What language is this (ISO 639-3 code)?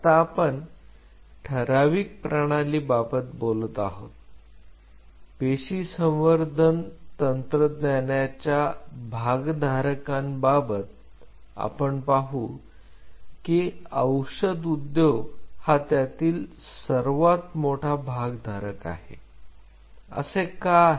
mar